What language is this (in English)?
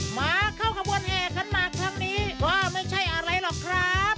Thai